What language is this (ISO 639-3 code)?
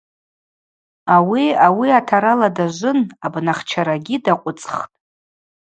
abq